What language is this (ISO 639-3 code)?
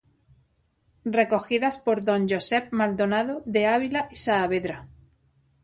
spa